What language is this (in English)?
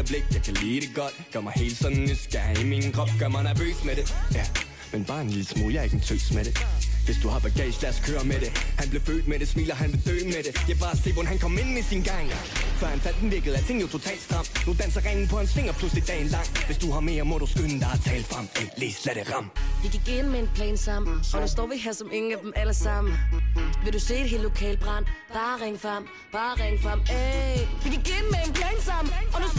Danish